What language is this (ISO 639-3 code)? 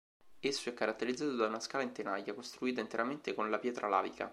ita